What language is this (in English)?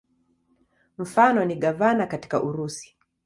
Swahili